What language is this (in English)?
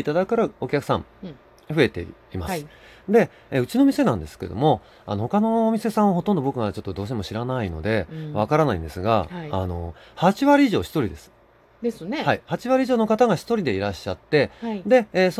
Japanese